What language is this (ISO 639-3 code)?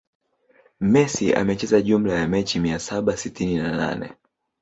swa